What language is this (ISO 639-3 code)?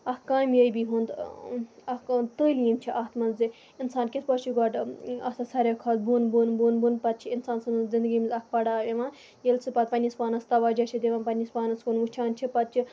kas